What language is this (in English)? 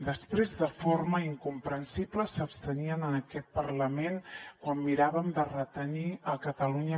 Catalan